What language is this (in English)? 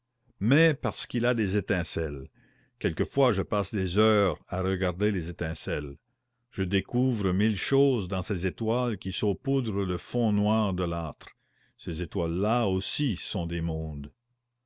French